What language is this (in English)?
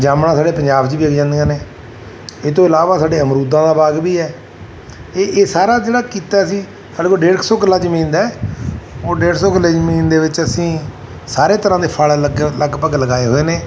Punjabi